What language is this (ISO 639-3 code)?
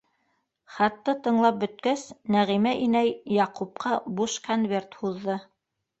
bak